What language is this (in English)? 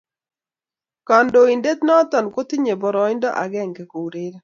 Kalenjin